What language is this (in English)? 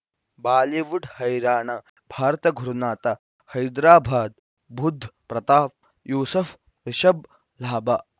Kannada